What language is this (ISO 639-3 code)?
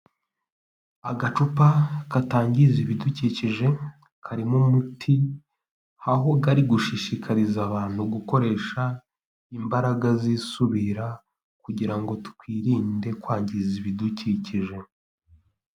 kin